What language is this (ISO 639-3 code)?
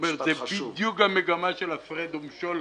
heb